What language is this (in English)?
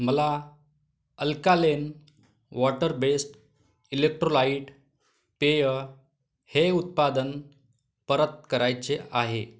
Marathi